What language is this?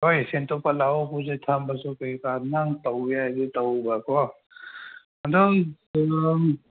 Manipuri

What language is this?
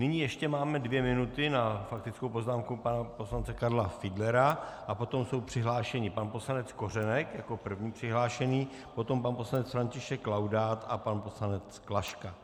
Czech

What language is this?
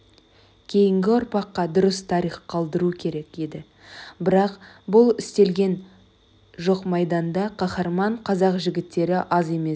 Kazakh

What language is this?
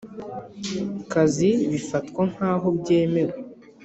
Kinyarwanda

